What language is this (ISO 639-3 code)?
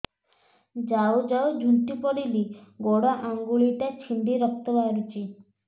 ori